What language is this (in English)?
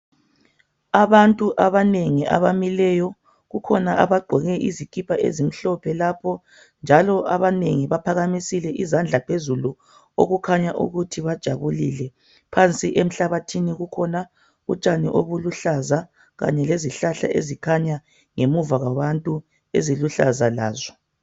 North Ndebele